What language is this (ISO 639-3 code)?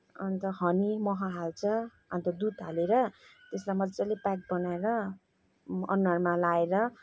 nep